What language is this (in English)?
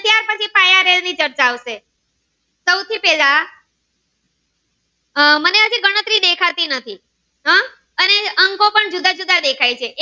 Gujarati